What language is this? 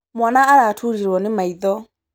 Kikuyu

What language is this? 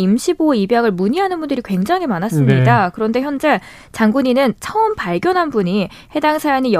Korean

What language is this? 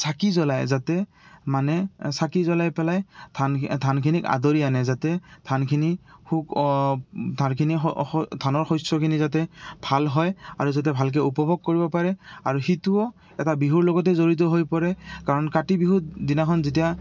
Assamese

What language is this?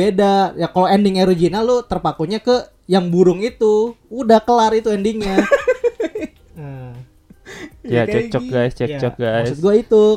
Indonesian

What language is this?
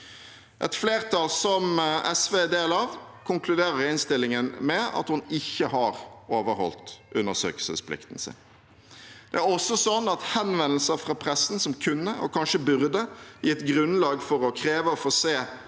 Norwegian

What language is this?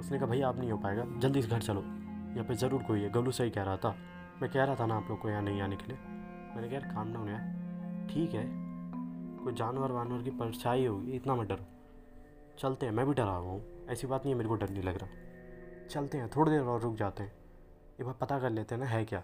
Hindi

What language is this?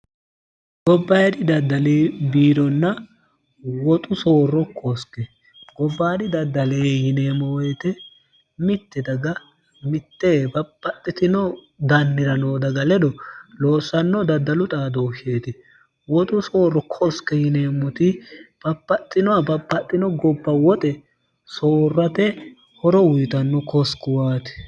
Sidamo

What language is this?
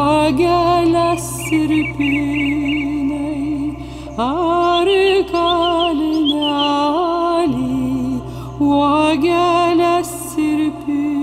Lithuanian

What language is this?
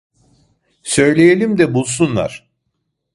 Turkish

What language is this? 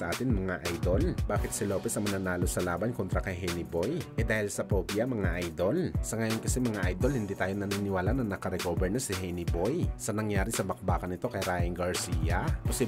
Filipino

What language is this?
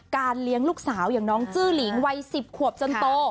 Thai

